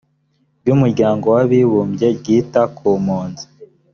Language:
Kinyarwanda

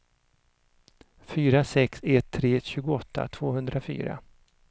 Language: Swedish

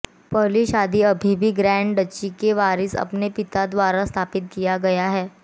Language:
Hindi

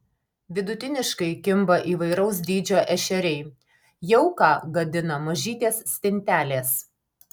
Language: Lithuanian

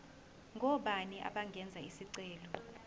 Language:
Zulu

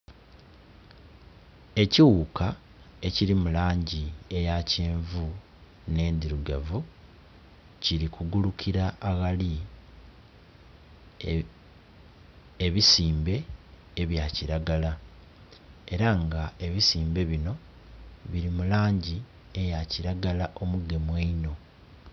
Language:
Soga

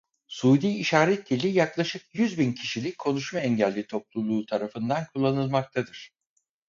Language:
Turkish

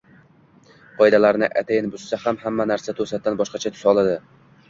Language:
Uzbek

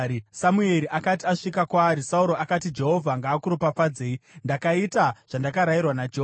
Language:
Shona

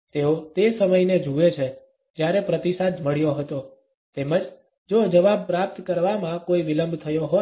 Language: Gujarati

